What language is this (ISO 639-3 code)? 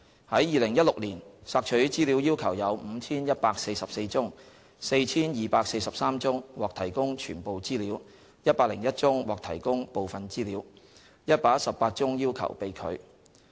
yue